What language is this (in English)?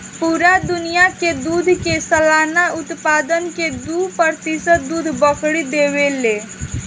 Bhojpuri